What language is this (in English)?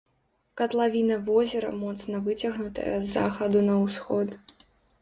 Belarusian